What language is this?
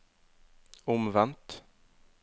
Norwegian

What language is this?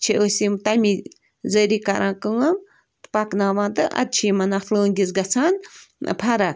Kashmiri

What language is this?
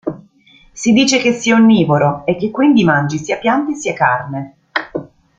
Italian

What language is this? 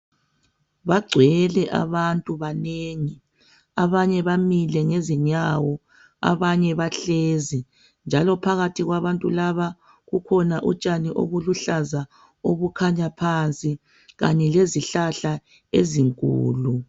North Ndebele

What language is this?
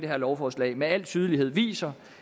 Danish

